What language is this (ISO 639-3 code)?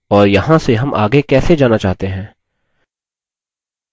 hin